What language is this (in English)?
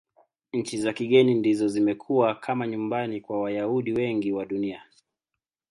Swahili